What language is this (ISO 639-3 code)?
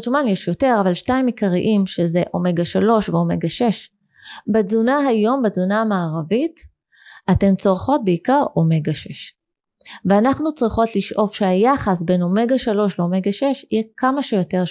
heb